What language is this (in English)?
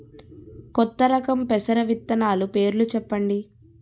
Telugu